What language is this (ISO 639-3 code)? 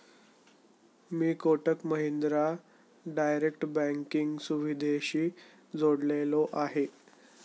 mar